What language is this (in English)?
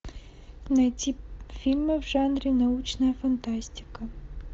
Russian